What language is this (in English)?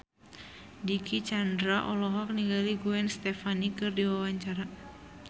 Sundanese